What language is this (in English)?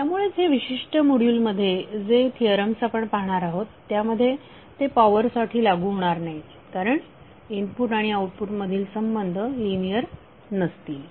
Marathi